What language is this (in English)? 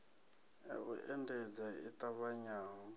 Venda